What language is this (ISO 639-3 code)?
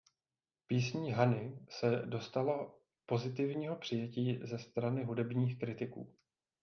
ces